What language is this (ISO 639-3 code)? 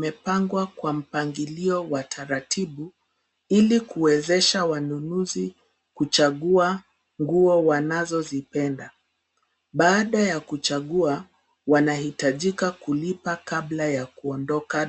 swa